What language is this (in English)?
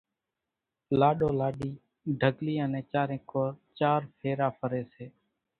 Kachi Koli